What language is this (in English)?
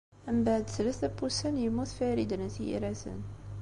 Kabyle